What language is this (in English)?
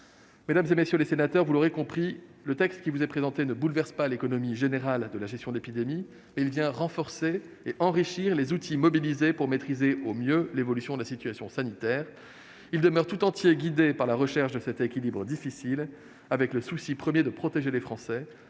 French